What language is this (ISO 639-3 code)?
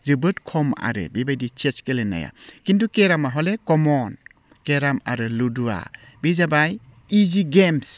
brx